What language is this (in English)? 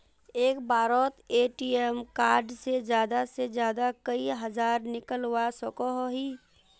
Magahi